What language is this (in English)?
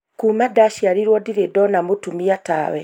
Kikuyu